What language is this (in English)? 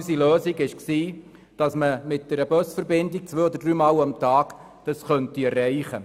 Swiss German